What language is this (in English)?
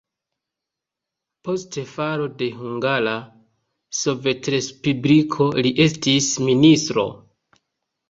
Esperanto